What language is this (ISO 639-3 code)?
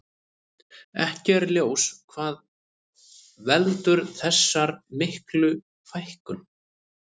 isl